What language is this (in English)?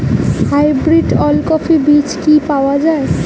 Bangla